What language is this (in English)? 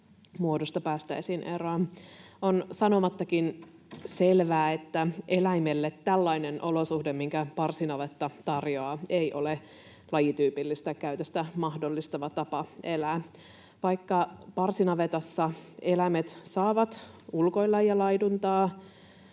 Finnish